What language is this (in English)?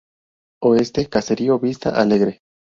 Spanish